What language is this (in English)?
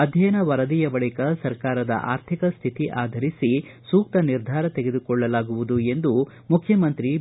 Kannada